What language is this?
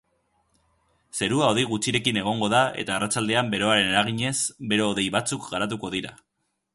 Basque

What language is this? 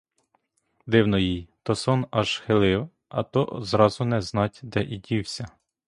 Ukrainian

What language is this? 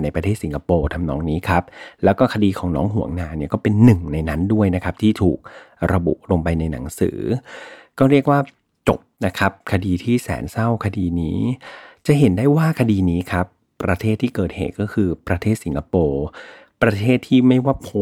Thai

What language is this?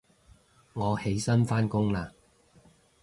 Cantonese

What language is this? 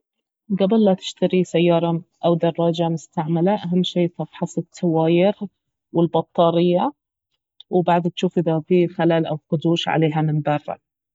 Baharna Arabic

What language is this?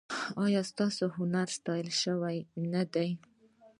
Pashto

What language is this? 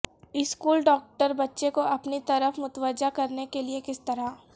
Urdu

